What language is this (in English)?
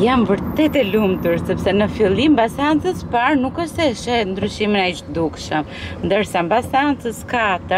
Romanian